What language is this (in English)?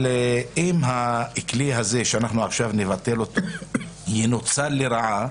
Hebrew